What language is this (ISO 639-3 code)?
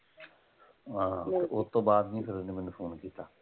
pan